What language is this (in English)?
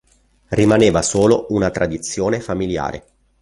Italian